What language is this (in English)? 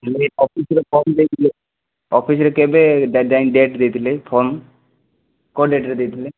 Odia